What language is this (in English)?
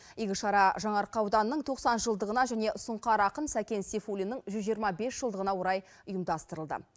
Kazakh